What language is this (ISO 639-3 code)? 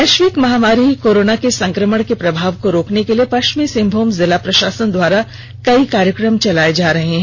hin